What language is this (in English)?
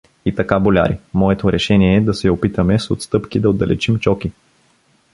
Bulgarian